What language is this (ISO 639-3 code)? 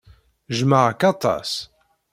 kab